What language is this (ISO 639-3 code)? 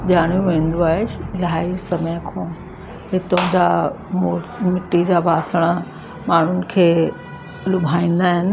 snd